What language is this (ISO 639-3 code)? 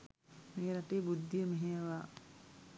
sin